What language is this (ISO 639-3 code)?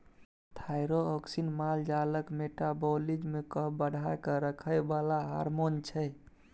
mai